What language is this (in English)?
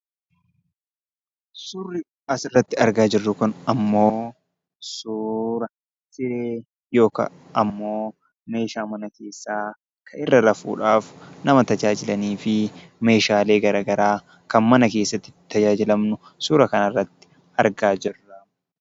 Oromo